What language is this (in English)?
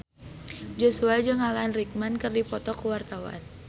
Sundanese